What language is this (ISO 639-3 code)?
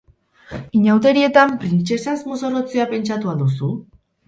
eus